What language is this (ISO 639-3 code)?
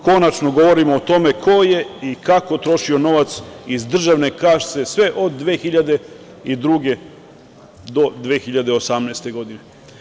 srp